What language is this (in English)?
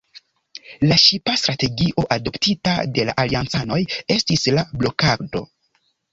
Esperanto